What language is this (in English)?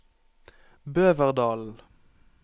Norwegian